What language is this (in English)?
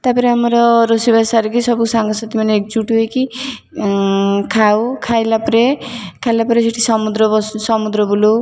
Odia